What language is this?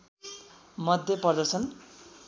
Nepali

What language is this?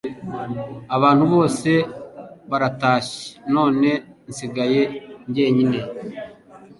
Kinyarwanda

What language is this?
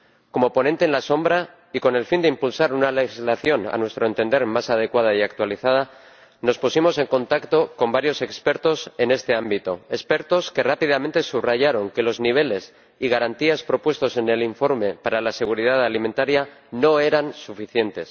Spanish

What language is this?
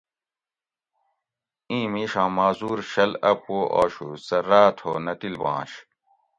Gawri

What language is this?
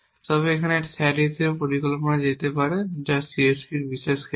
Bangla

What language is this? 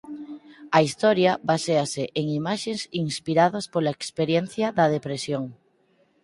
Galician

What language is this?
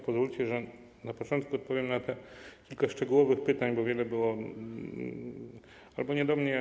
Polish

